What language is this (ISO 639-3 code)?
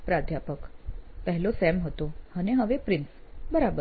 guj